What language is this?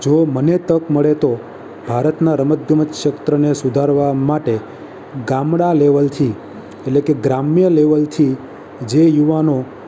Gujarati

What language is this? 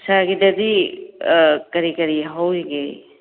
Manipuri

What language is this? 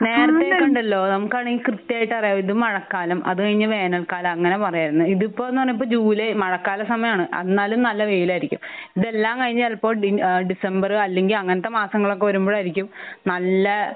Malayalam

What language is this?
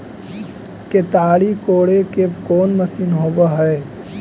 Magahi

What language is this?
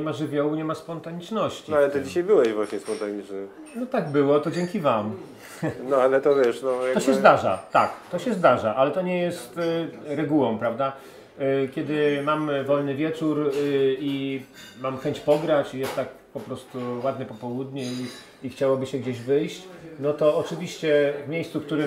Polish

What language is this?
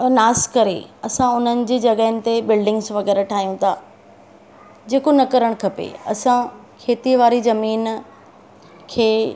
Sindhi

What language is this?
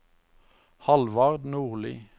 Norwegian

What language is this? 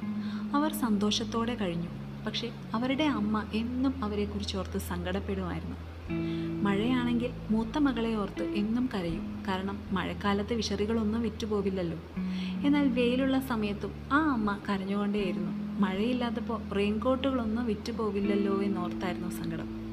Malayalam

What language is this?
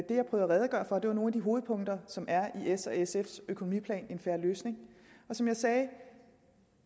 Danish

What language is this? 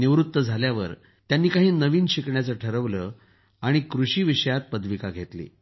Marathi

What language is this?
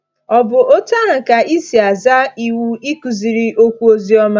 Igbo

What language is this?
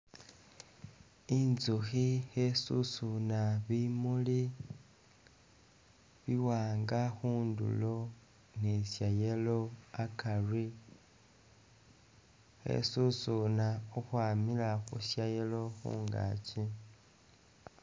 Masaaba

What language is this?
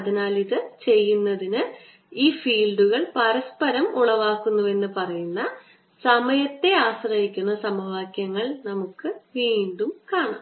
Malayalam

